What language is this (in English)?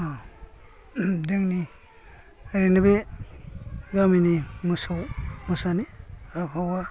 Bodo